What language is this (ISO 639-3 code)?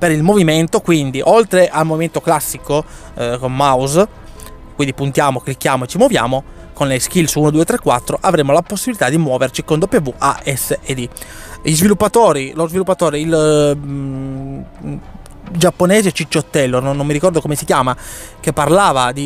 ita